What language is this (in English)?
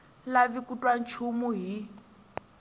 Tsonga